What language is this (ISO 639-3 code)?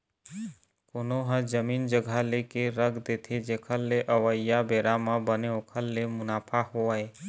hne